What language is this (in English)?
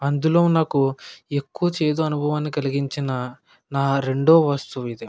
Telugu